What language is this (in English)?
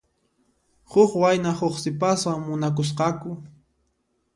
Puno Quechua